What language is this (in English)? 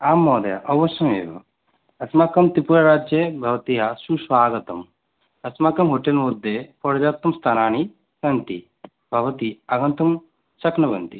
Sanskrit